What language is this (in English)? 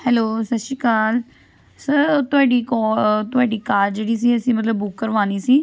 Punjabi